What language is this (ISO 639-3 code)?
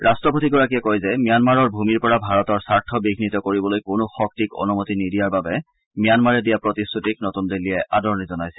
asm